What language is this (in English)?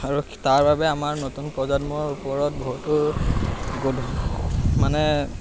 Assamese